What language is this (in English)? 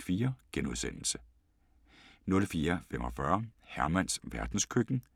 Danish